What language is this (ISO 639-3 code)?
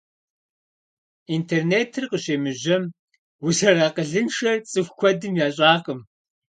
kbd